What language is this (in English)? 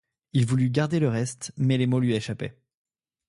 French